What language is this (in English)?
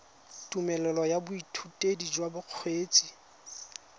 Tswana